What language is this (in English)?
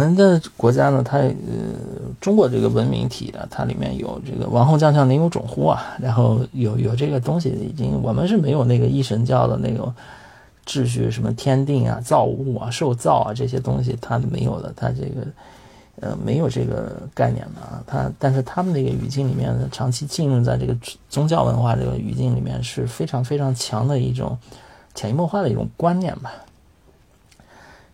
Chinese